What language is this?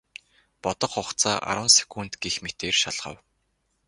Mongolian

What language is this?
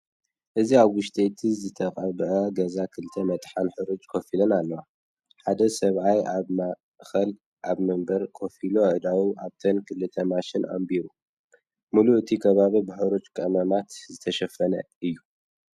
Tigrinya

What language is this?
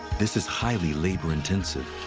English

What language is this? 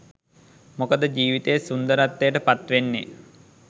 Sinhala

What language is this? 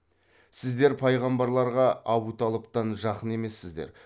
Kazakh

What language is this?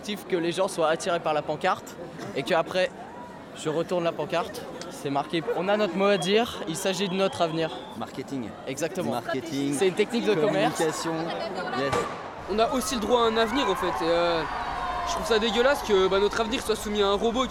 French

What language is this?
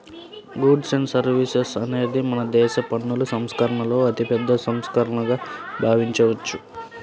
Telugu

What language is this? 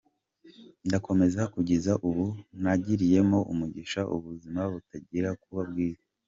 Kinyarwanda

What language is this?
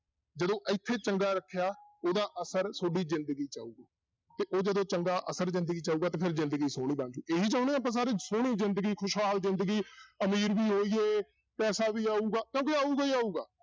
Punjabi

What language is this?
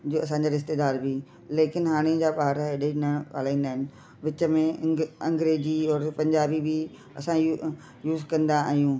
Sindhi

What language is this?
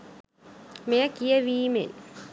Sinhala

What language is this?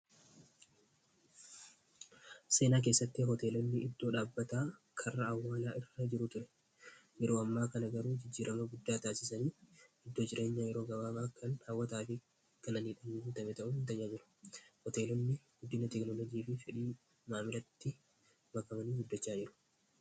Oromo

